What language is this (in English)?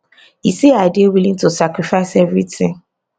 Nigerian Pidgin